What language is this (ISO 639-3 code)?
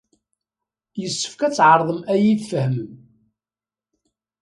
kab